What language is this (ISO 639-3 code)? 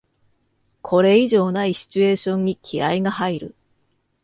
jpn